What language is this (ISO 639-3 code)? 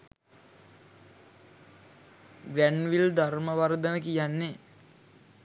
sin